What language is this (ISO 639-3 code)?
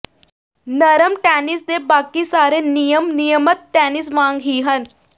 pan